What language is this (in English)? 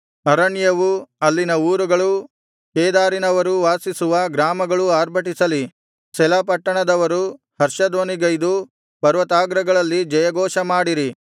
Kannada